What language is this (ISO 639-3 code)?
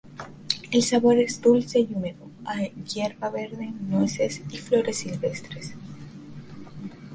spa